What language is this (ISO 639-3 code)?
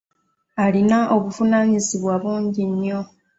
lug